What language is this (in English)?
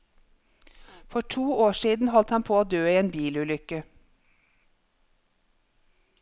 Norwegian